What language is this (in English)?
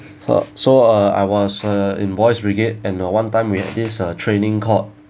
English